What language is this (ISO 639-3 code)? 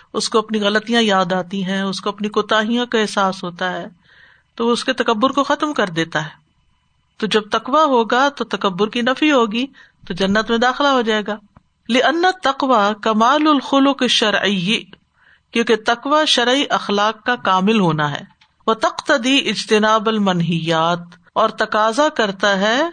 urd